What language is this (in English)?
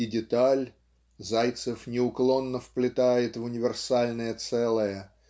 Russian